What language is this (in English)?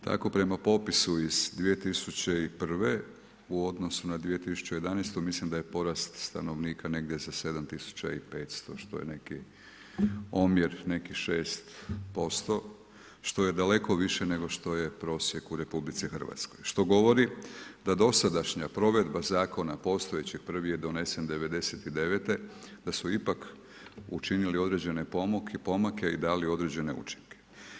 Croatian